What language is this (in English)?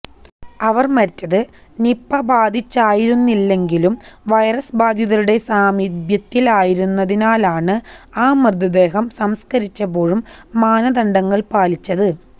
Malayalam